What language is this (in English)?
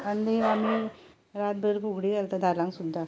Konkani